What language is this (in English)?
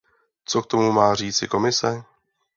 Czech